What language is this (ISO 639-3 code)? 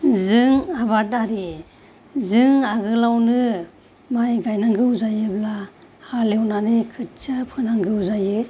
brx